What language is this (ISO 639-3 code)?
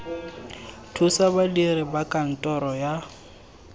tsn